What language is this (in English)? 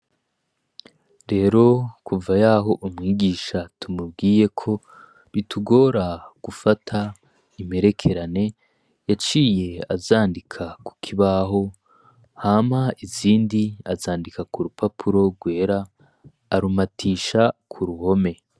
Rundi